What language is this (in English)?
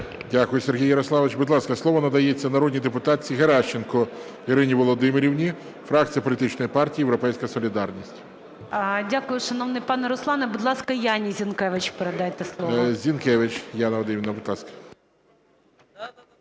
Ukrainian